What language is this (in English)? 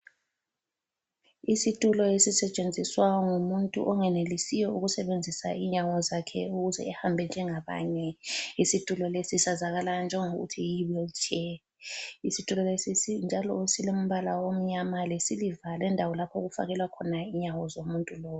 North Ndebele